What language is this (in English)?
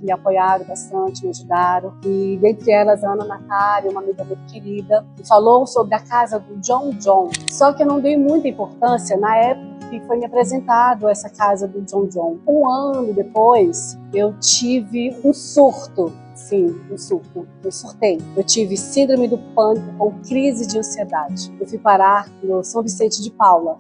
Portuguese